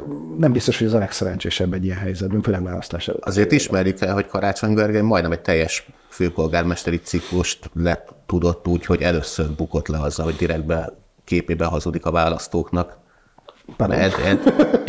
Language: Hungarian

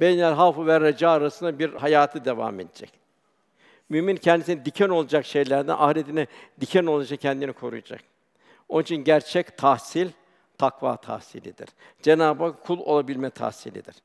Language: Turkish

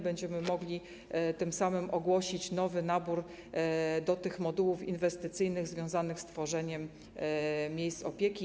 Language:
Polish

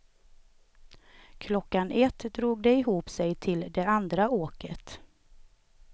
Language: Swedish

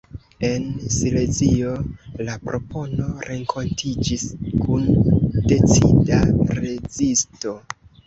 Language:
Esperanto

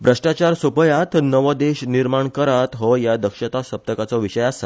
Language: Konkani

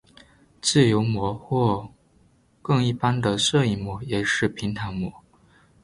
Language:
Chinese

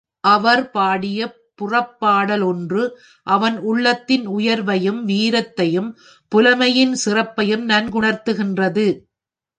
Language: Tamil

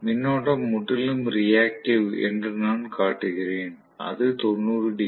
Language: Tamil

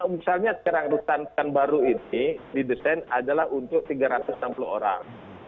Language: Indonesian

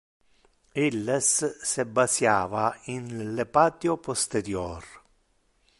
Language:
Interlingua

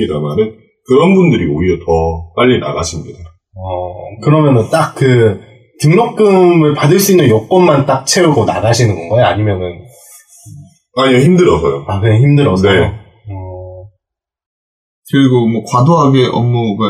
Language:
Korean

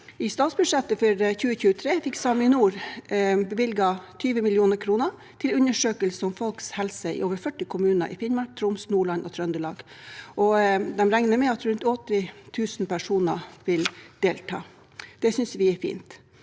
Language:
Norwegian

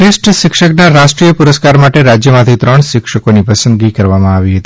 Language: Gujarati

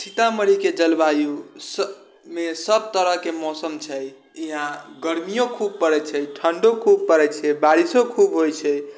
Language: Maithili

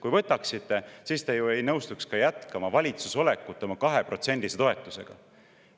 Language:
Estonian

